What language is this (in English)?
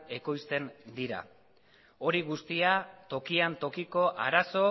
Basque